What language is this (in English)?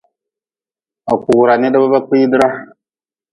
Nawdm